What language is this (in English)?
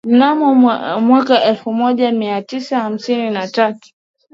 Swahili